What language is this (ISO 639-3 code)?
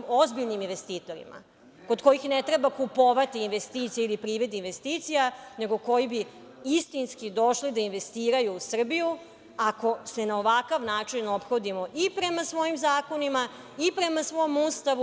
srp